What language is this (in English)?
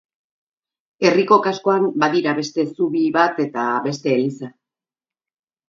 Basque